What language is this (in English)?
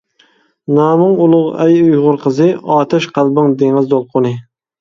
Uyghur